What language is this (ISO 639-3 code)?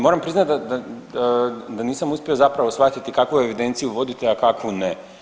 hrv